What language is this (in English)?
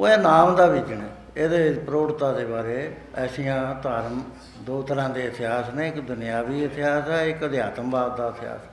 Punjabi